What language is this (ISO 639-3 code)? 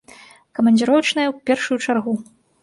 bel